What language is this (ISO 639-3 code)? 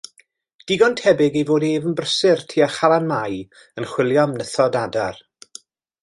cym